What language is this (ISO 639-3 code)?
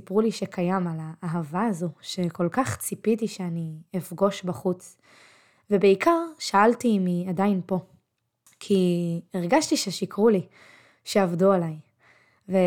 heb